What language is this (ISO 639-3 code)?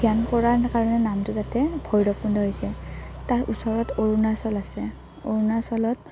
asm